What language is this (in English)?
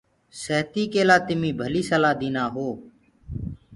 Gurgula